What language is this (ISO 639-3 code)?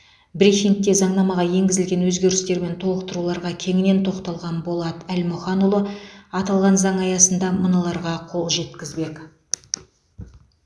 kaz